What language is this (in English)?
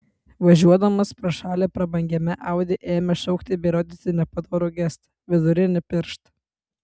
Lithuanian